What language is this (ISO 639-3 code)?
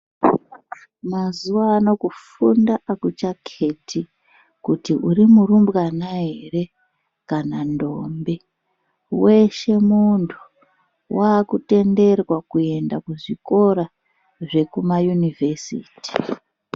ndc